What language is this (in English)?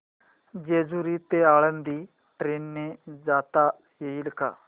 Marathi